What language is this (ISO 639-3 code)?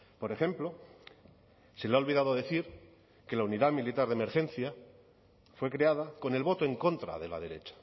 spa